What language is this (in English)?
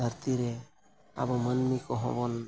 Santali